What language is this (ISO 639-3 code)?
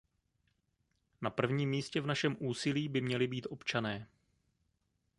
ces